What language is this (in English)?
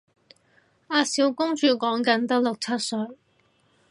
Cantonese